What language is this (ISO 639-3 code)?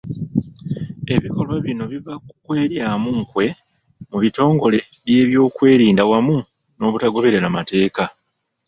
lug